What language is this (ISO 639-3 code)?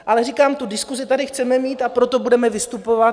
ces